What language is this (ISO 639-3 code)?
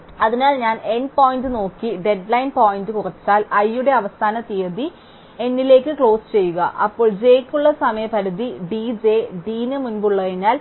mal